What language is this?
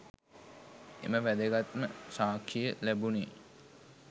Sinhala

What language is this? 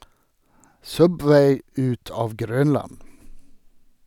Norwegian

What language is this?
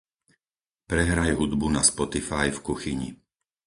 Slovak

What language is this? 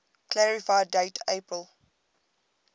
English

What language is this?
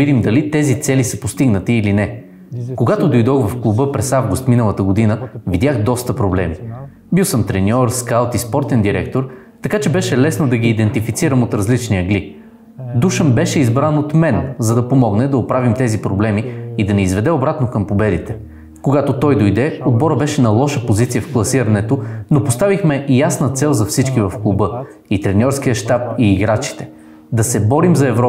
Bulgarian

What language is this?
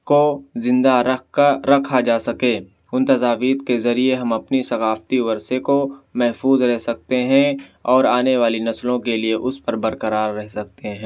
Urdu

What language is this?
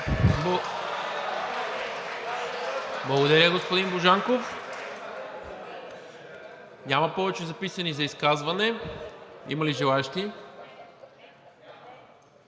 Bulgarian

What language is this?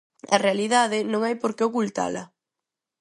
Galician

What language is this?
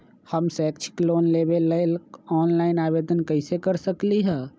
Magahi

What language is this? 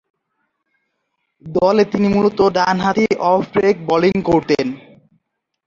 Bangla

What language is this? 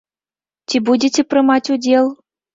Belarusian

